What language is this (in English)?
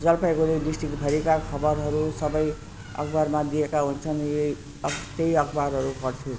Nepali